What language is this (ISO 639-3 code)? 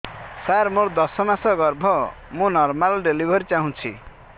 ori